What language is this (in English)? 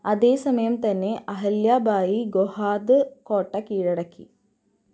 Malayalam